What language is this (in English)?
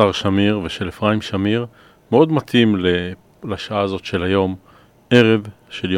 Hebrew